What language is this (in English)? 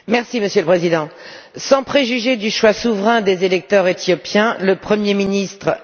French